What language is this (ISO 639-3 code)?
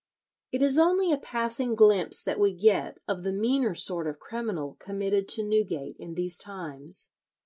eng